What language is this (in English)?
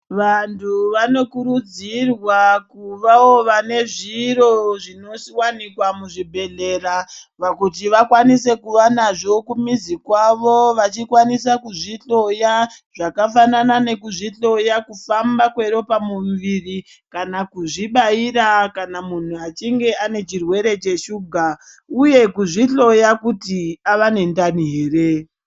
Ndau